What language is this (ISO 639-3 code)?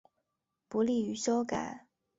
zho